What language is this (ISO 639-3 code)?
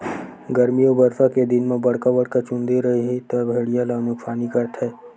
hne